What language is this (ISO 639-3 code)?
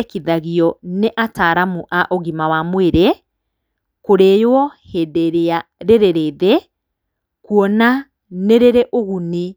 kik